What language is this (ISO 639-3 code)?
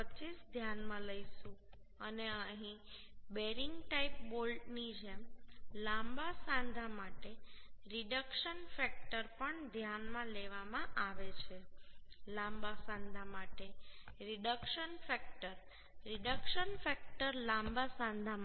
guj